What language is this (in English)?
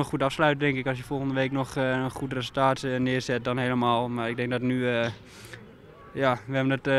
Dutch